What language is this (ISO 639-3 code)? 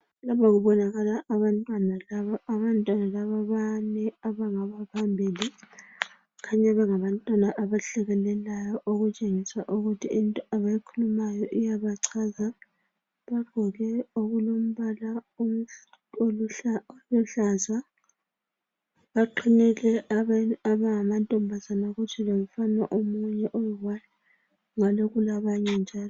nde